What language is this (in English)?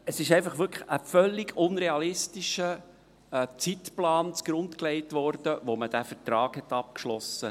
Swiss German